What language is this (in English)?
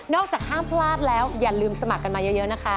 Thai